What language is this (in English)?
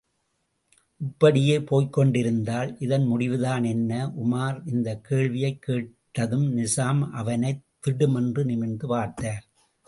Tamil